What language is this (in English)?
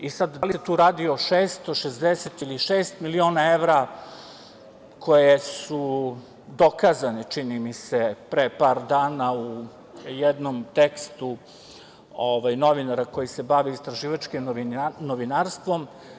Serbian